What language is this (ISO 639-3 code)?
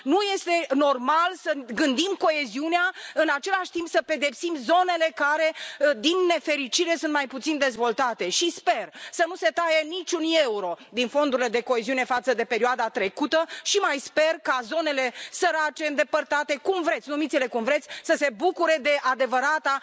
ron